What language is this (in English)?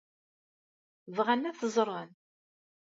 Kabyle